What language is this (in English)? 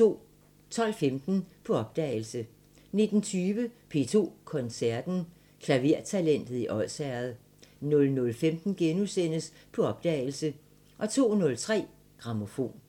Danish